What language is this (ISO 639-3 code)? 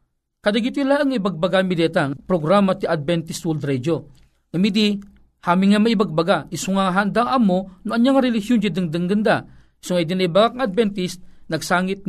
fil